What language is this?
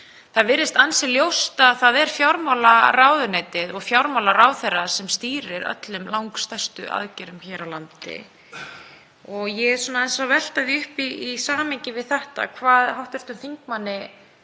Icelandic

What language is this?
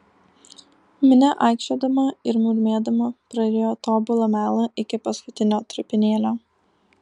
Lithuanian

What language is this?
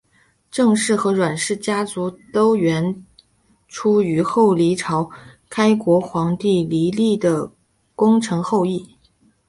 Chinese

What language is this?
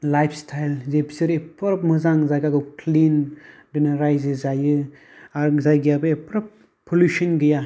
Bodo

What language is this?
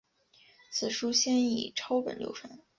Chinese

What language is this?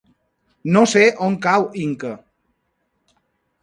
Catalan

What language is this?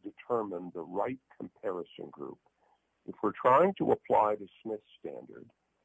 English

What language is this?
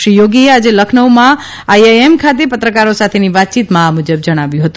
Gujarati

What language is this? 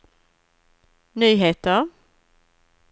Swedish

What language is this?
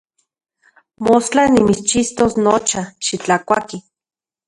Central Puebla Nahuatl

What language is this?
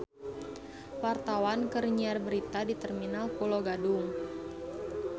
Sundanese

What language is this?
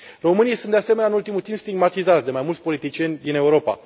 Romanian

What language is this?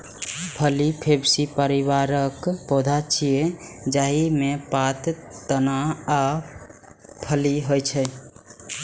Maithili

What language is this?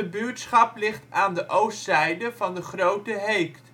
Dutch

